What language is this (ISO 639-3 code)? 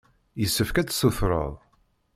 kab